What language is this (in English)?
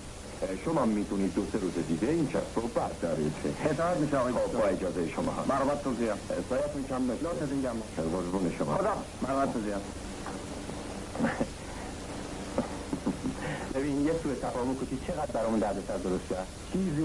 Persian